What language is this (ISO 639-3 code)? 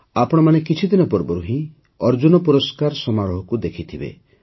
ori